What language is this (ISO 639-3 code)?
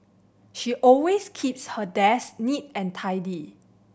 eng